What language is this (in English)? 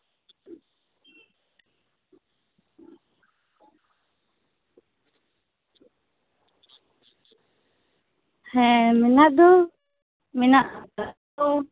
Santali